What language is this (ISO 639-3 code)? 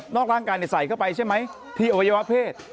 tha